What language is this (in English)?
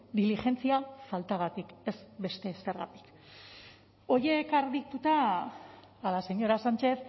Basque